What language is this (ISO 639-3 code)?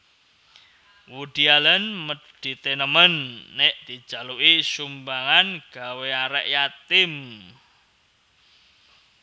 jav